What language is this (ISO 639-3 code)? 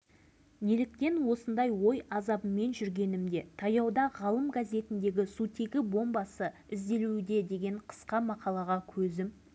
kaz